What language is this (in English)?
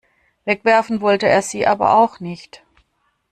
German